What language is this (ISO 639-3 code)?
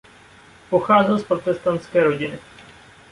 ces